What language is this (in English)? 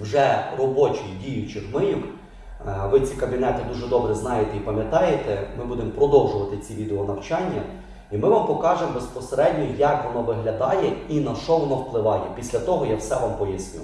Ukrainian